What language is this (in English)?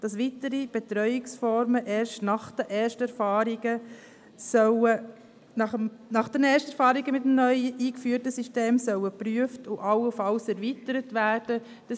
Swiss German